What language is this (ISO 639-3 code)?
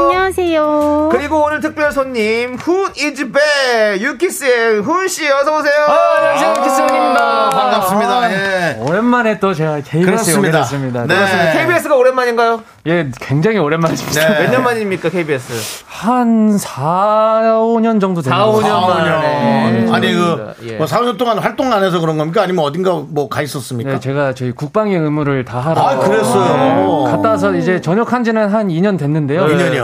kor